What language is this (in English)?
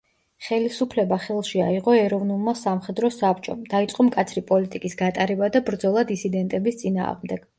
Georgian